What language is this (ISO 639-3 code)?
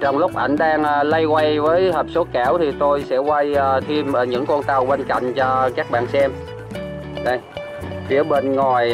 vie